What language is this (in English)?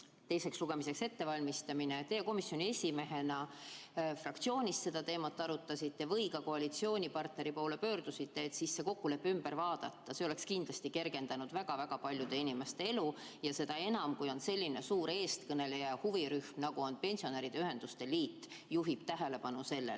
Estonian